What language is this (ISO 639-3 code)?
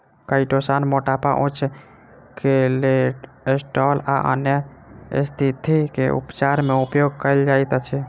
mai